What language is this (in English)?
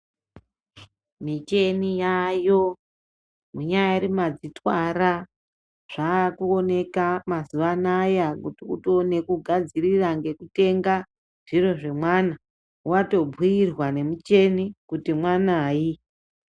Ndau